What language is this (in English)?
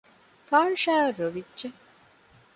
Divehi